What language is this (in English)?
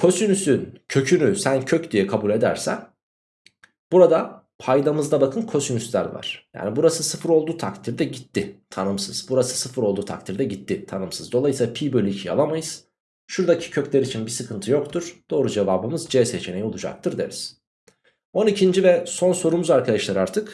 Turkish